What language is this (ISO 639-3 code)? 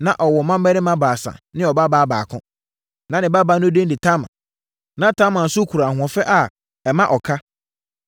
aka